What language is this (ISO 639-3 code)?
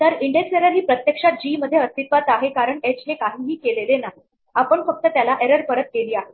mar